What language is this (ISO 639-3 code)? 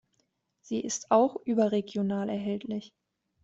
deu